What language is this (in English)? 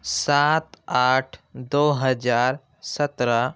Urdu